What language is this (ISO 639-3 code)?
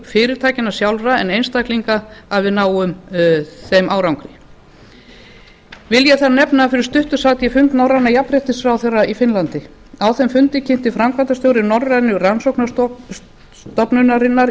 isl